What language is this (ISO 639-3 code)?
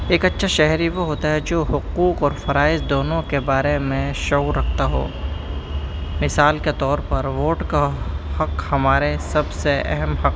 urd